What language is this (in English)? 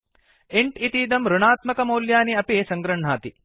Sanskrit